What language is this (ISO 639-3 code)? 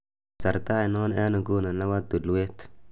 kln